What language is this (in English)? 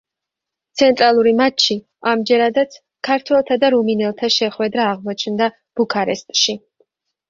Georgian